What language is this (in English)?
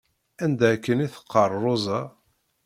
Kabyle